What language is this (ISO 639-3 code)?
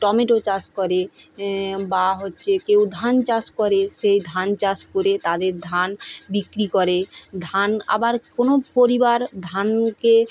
ben